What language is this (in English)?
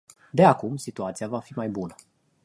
Romanian